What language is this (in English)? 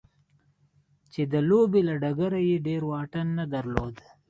Pashto